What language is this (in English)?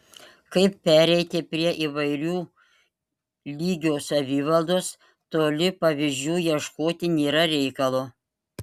Lithuanian